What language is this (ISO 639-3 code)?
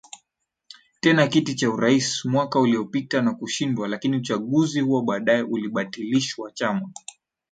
swa